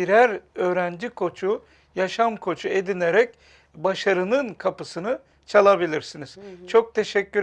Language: Turkish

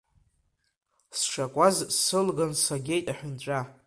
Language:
Abkhazian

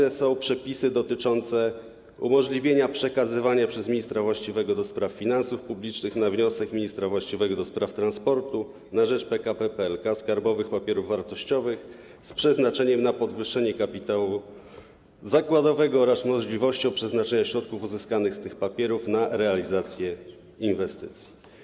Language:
Polish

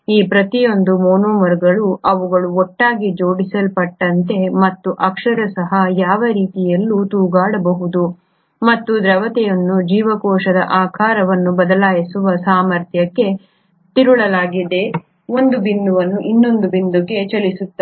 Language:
Kannada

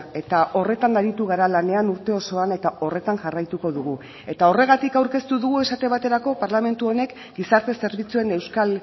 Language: Basque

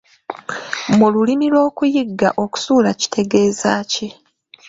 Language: Ganda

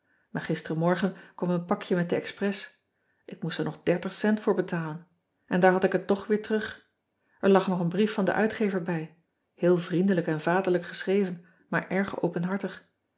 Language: Dutch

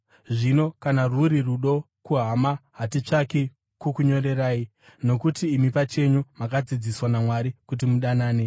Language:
Shona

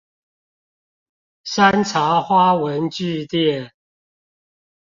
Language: Chinese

